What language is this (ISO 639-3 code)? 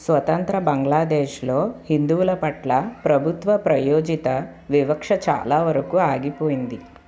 tel